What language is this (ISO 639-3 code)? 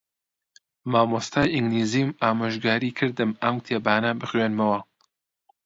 ckb